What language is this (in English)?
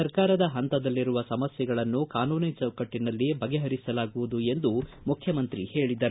Kannada